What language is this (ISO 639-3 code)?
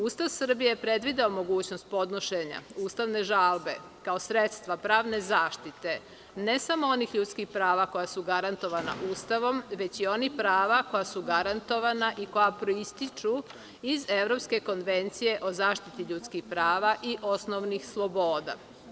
srp